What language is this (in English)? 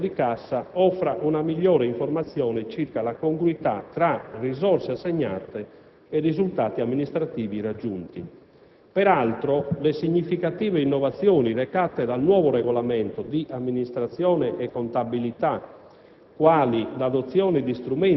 Italian